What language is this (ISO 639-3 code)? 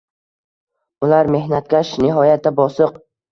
uzb